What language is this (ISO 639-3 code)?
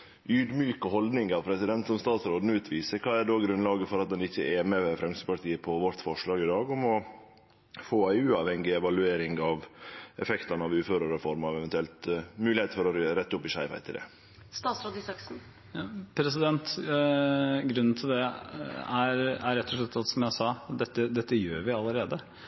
nor